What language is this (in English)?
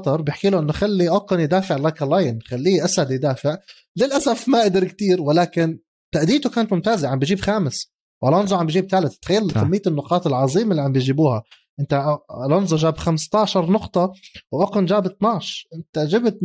Arabic